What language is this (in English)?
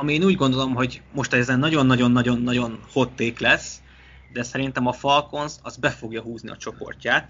Hungarian